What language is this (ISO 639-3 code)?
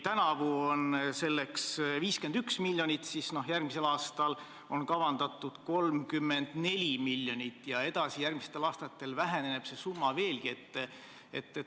est